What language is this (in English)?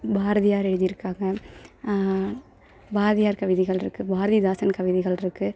Tamil